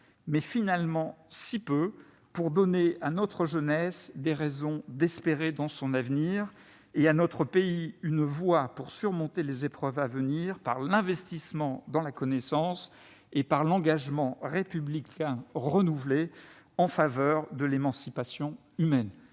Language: French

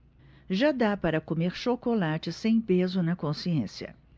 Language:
Portuguese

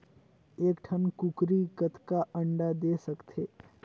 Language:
Chhattisgarhi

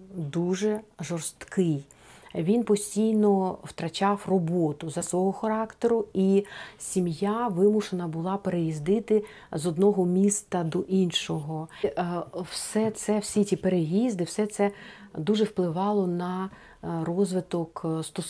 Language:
Ukrainian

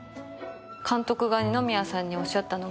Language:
Japanese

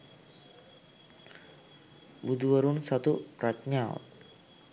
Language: Sinhala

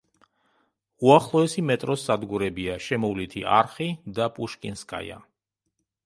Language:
Georgian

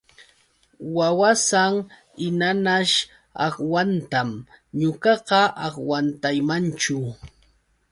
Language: Yauyos Quechua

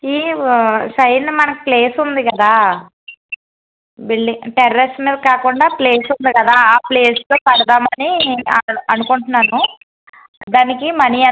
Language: Telugu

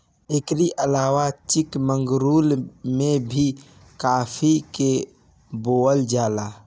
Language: Bhojpuri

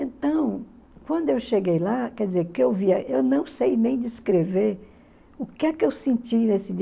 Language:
Portuguese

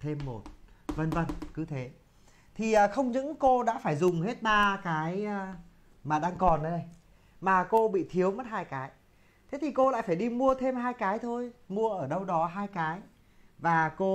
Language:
Vietnamese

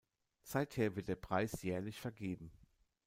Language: German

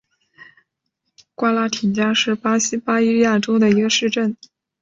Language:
Chinese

